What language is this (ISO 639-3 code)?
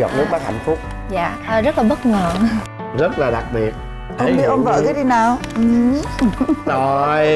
vie